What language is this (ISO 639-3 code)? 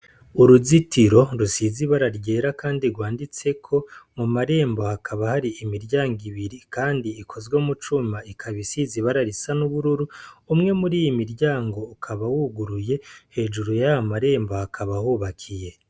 run